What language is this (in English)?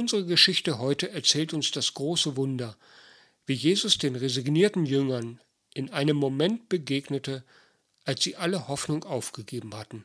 German